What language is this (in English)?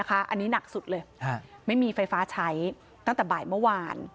Thai